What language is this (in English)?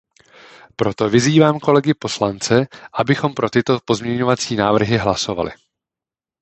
Czech